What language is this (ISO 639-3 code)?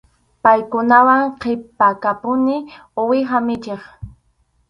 qxu